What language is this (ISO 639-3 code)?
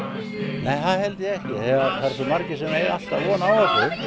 isl